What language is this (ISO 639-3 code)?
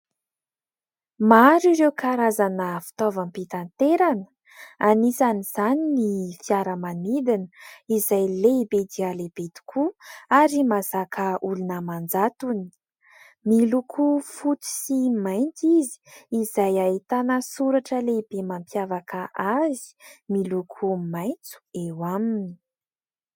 mlg